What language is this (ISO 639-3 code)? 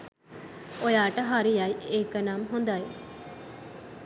sin